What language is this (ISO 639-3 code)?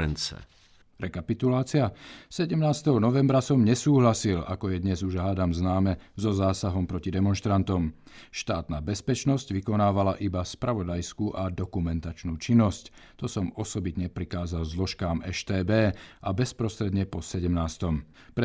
ces